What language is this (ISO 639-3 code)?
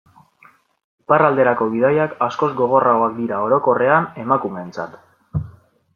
eus